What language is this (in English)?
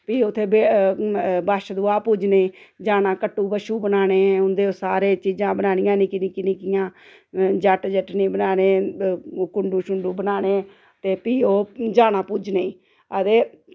Dogri